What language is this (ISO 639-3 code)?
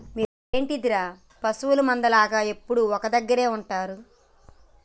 tel